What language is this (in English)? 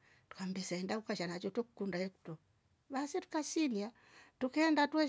Rombo